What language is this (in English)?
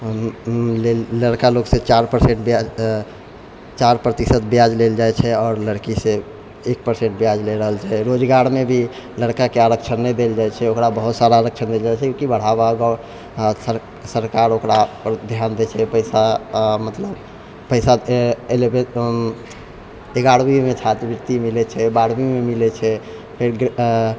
Maithili